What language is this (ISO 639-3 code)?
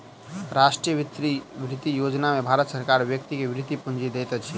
mai